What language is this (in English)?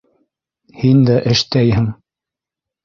Bashkir